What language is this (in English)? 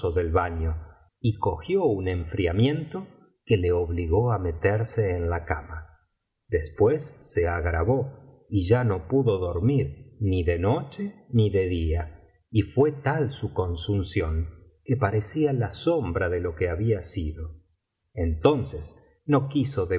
Spanish